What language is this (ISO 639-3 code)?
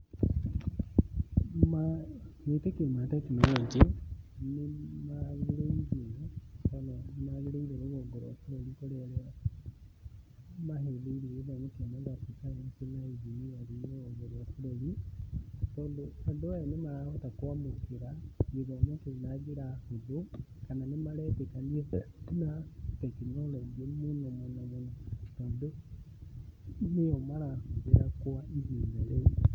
kik